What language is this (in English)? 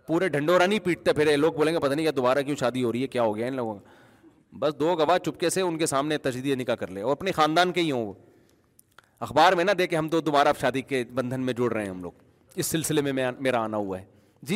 Urdu